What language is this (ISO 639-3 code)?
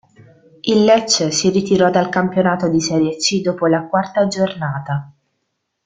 ita